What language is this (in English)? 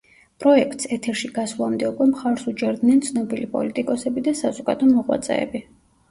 Georgian